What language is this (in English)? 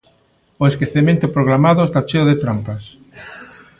Galician